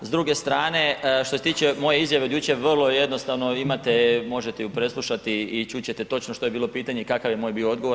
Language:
Croatian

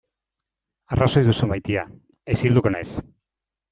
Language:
Basque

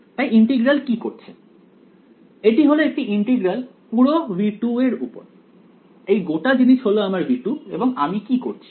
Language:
Bangla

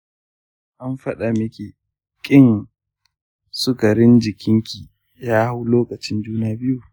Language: Hausa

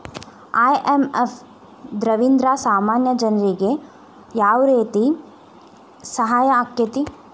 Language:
Kannada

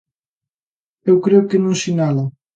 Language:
Galician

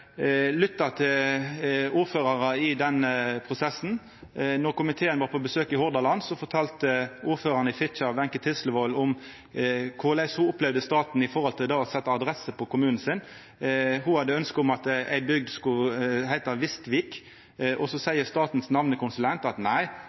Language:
Norwegian Nynorsk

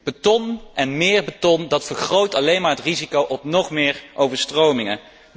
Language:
Dutch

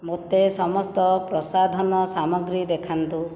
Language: Odia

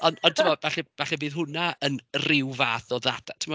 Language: Welsh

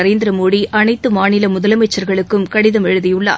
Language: Tamil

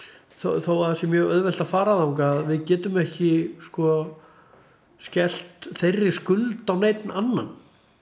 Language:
Icelandic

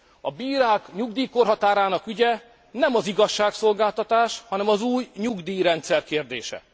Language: Hungarian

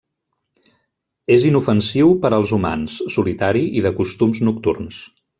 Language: Catalan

